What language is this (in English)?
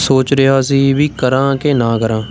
Punjabi